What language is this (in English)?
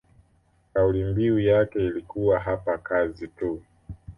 Swahili